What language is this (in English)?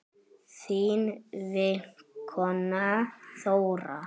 Icelandic